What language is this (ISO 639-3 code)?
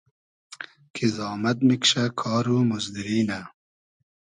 haz